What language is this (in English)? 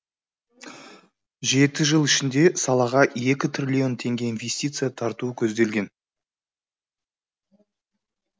Kazakh